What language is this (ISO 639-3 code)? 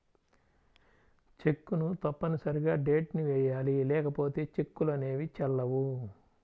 tel